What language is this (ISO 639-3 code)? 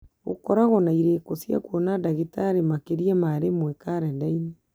kik